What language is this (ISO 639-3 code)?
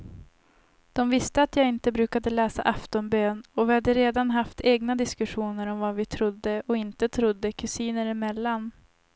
swe